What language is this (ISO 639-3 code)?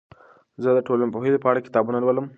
pus